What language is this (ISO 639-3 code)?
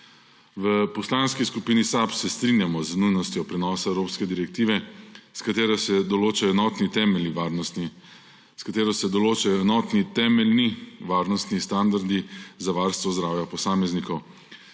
slv